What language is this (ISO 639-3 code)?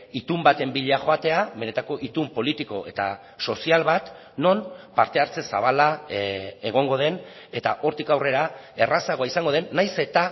eus